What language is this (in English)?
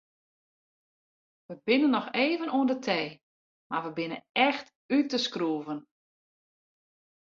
Western Frisian